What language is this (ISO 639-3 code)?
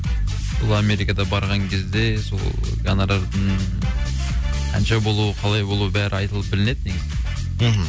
kaz